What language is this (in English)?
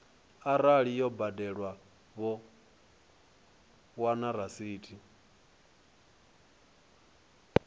Venda